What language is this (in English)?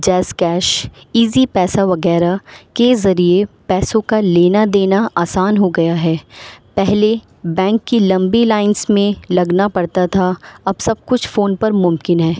Urdu